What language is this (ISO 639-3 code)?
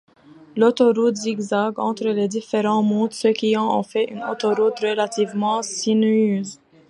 fra